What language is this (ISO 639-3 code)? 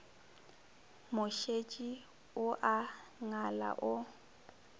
nso